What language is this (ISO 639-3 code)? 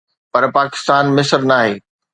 snd